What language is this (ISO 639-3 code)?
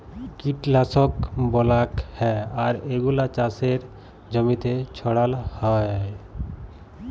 ben